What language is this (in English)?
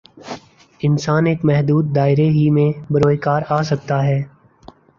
Urdu